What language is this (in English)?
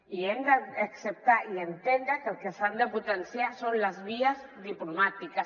Catalan